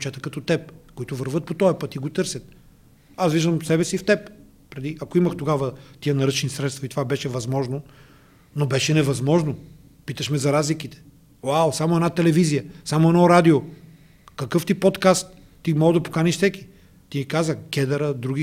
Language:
Bulgarian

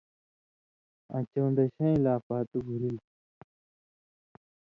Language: Indus Kohistani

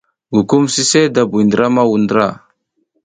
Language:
South Giziga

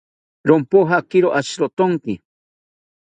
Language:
South Ucayali Ashéninka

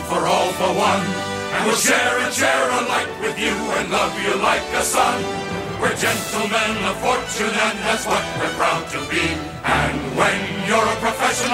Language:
Swedish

